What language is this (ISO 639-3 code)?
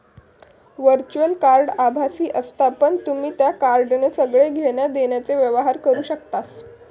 mar